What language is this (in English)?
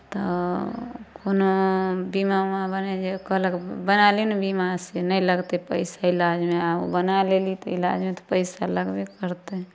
Maithili